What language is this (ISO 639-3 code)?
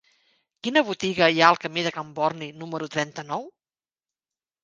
cat